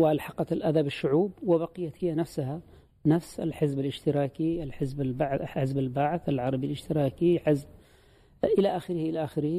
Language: Arabic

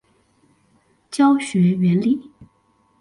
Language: Chinese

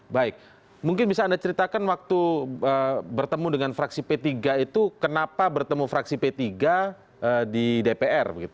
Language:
Indonesian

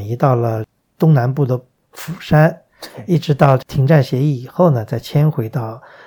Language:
Chinese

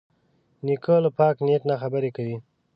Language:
Pashto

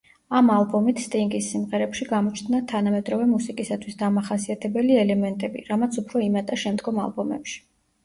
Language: Georgian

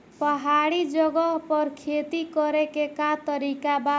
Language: Bhojpuri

